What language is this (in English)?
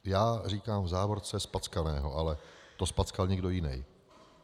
Czech